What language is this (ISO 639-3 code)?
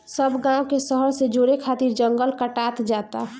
bho